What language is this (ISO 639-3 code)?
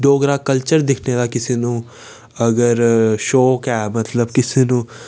doi